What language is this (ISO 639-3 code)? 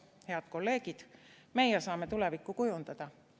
est